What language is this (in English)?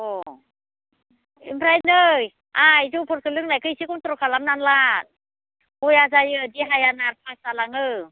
Bodo